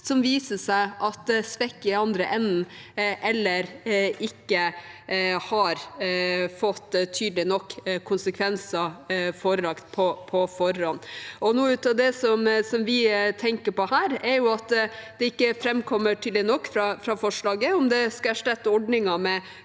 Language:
Norwegian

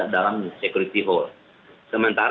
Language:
Indonesian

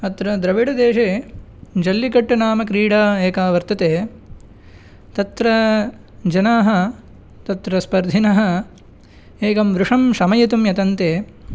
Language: Sanskrit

